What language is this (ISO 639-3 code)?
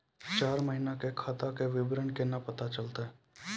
mai